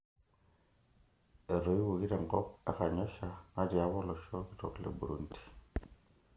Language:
Masai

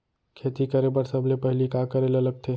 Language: Chhattisgarhi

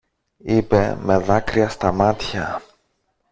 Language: Greek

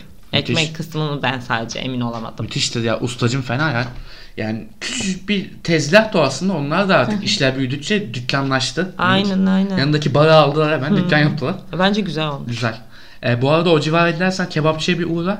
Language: Turkish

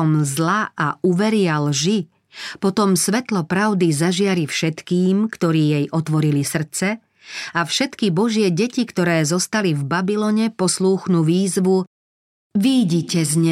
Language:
Slovak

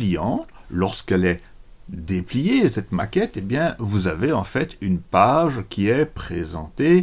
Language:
French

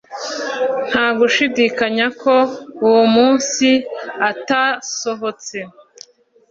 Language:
Kinyarwanda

